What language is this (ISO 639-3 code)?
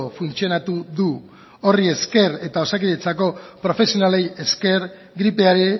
eus